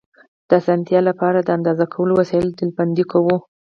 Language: Pashto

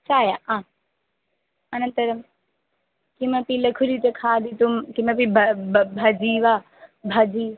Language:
Sanskrit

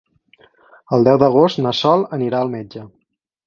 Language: Catalan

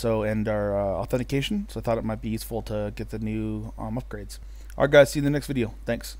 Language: English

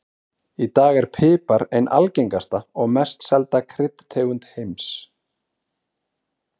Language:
Icelandic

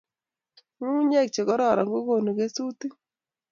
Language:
Kalenjin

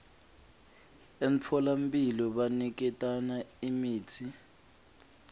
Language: Swati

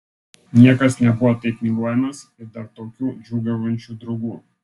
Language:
Lithuanian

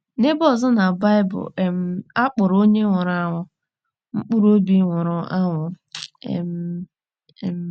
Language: Igbo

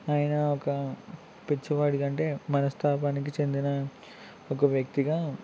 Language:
Telugu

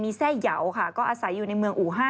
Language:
Thai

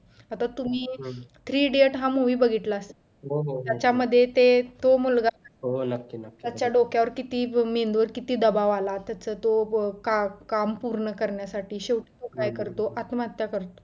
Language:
Marathi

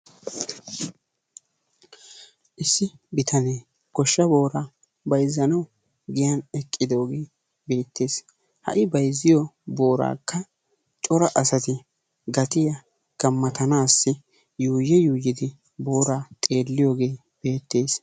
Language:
Wolaytta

